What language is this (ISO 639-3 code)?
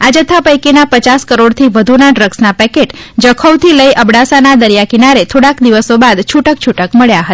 guj